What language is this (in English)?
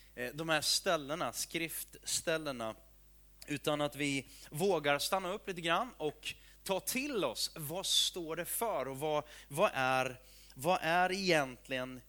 Swedish